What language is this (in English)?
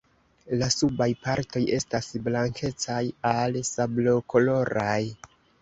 Esperanto